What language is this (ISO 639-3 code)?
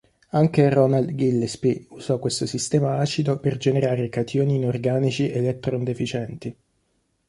ita